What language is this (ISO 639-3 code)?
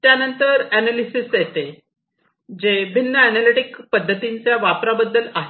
mar